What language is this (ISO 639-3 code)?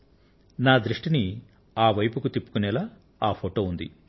tel